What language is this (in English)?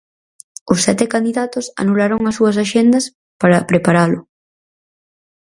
Galician